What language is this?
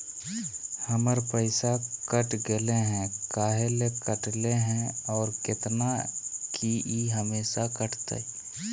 Magahi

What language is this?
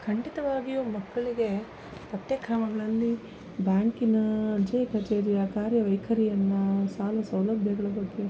Kannada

